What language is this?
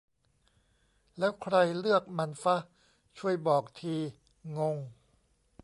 Thai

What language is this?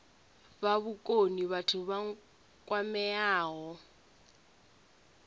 Venda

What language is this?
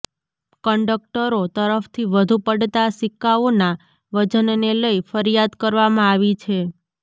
Gujarati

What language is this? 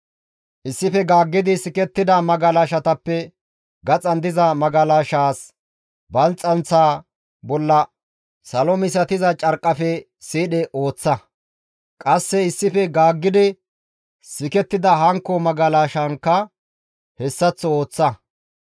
Gamo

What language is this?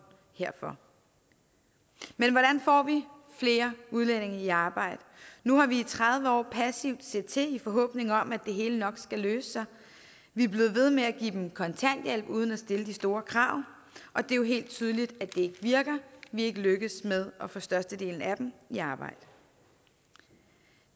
Danish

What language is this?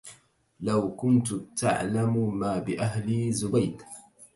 Arabic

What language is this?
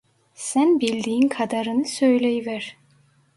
Turkish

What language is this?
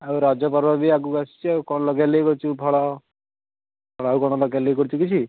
Odia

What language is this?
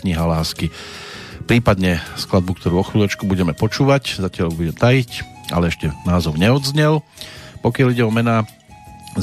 Slovak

